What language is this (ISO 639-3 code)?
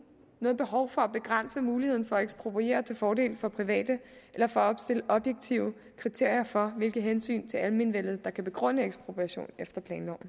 dan